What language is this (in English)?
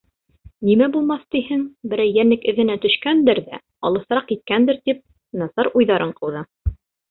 Bashkir